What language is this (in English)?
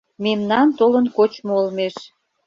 Mari